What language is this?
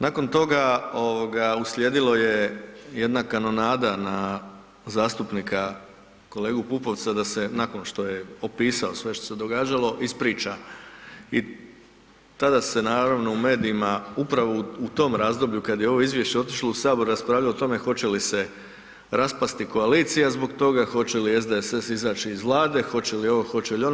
Croatian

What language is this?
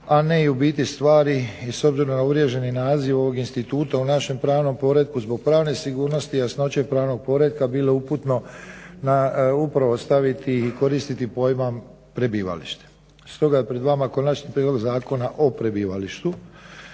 Croatian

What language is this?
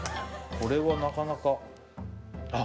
Japanese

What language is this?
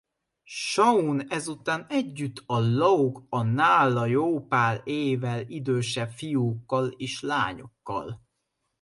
Hungarian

